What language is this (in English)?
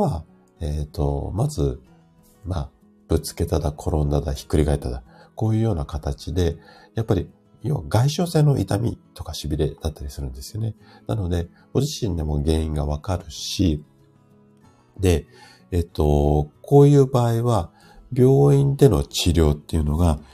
Japanese